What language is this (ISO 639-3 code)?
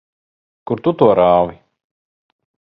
lav